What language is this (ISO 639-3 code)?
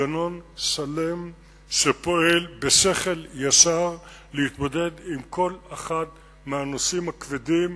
heb